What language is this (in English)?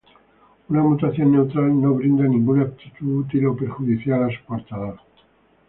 Spanish